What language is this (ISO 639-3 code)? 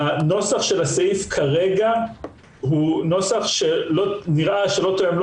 heb